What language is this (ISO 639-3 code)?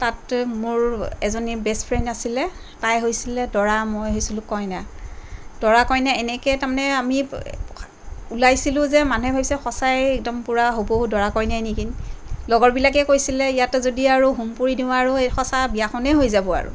asm